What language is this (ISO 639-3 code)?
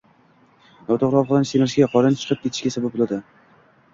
uzb